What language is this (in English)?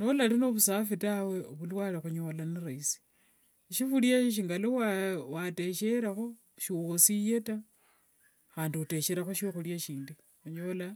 Wanga